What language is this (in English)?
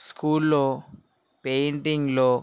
Telugu